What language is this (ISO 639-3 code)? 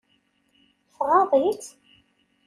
kab